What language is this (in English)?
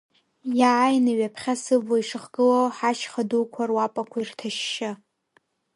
Abkhazian